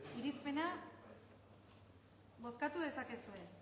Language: Basque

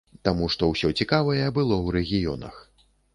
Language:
Belarusian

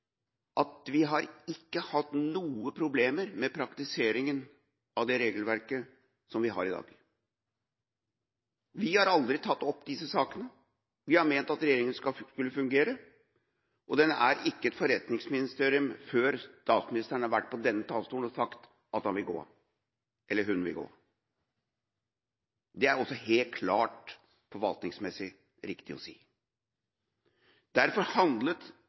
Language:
Norwegian Bokmål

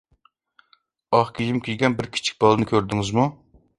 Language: Uyghur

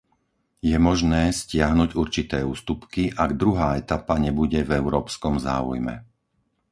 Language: Slovak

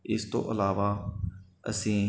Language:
Punjabi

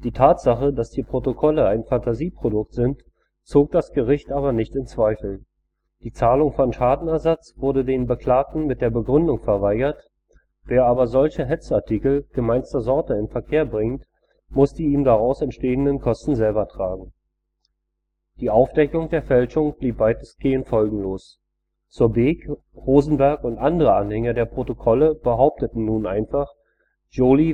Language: German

